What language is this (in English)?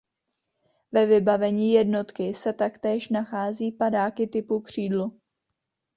Czech